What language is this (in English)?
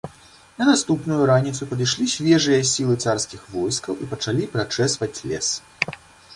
Belarusian